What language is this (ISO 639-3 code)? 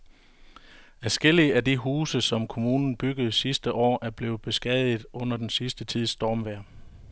dan